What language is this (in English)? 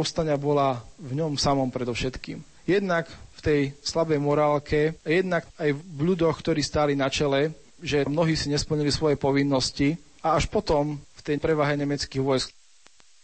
Slovak